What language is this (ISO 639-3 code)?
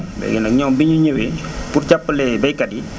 wol